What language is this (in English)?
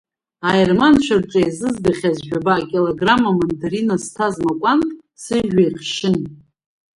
Abkhazian